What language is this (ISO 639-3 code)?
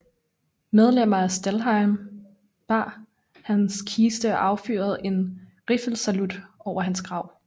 dan